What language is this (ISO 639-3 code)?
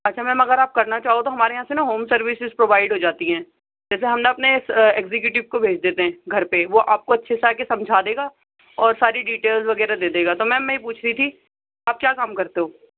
urd